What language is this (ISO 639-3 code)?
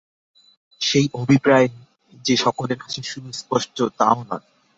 ben